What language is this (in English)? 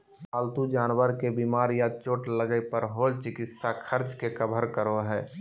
Magahi